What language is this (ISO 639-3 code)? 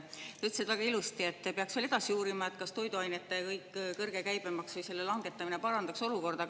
est